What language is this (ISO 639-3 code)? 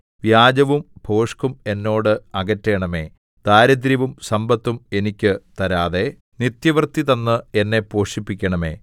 mal